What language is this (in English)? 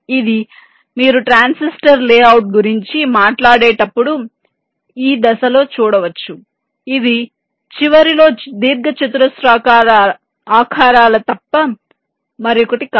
Telugu